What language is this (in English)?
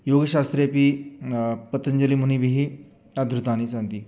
Sanskrit